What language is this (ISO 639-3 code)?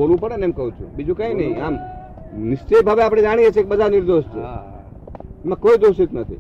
guj